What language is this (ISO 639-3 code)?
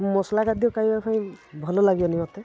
ori